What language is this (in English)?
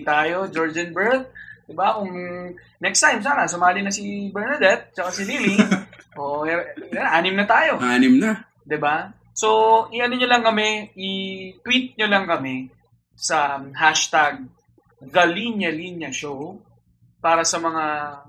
Filipino